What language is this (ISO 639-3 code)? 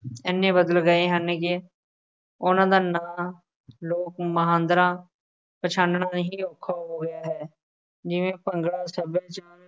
pan